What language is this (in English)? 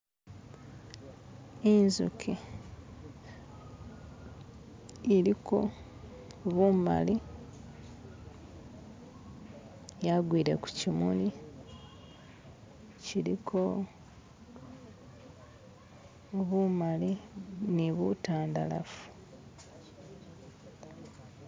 Masaaba